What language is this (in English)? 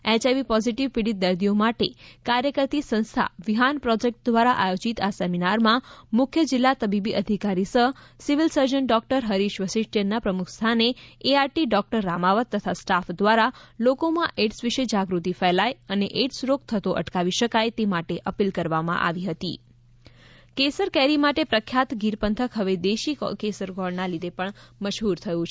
Gujarati